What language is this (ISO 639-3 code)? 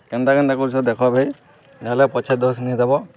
ori